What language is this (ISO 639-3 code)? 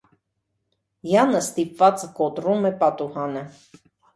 hye